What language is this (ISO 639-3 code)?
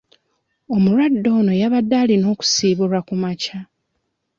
lug